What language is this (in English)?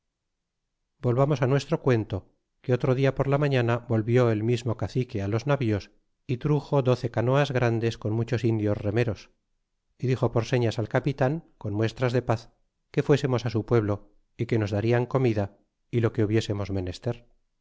Spanish